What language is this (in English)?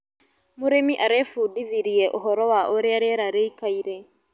Kikuyu